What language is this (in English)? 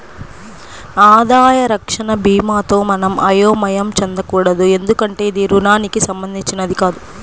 Telugu